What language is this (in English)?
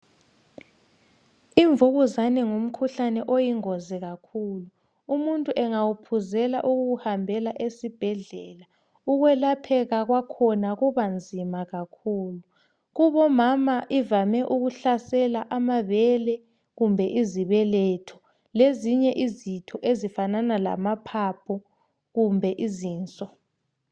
North Ndebele